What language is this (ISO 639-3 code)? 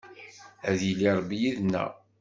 kab